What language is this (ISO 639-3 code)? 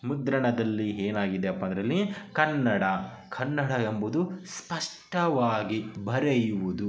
kan